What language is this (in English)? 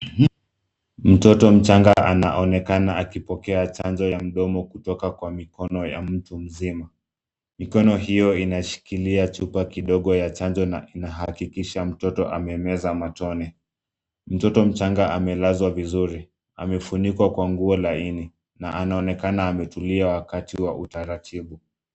Swahili